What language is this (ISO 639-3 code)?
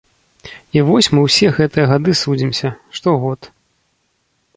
bel